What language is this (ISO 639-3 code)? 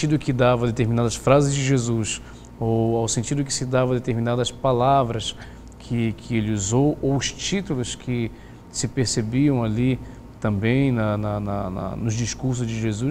por